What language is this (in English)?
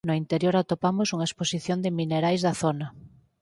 Galician